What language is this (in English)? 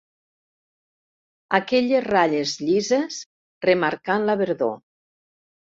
Catalan